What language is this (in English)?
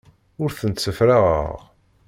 Kabyle